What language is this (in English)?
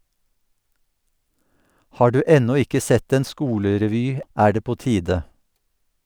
Norwegian